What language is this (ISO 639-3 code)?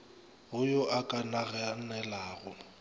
nso